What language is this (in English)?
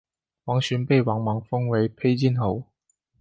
Chinese